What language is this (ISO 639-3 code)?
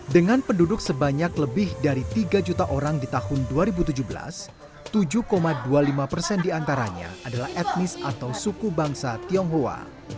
ind